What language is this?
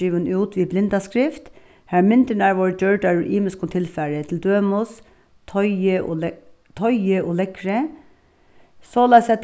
Faroese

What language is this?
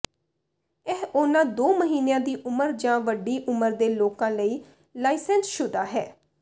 Punjabi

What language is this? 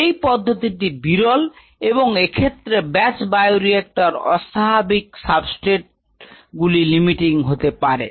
Bangla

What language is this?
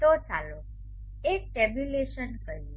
Gujarati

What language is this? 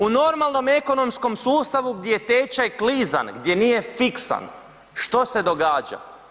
Croatian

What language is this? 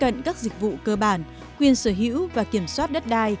Vietnamese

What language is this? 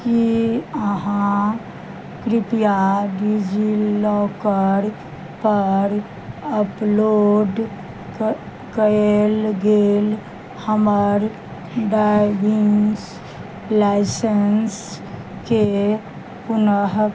Maithili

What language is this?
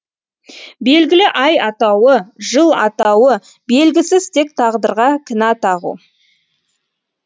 Kazakh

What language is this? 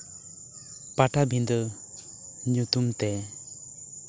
Santali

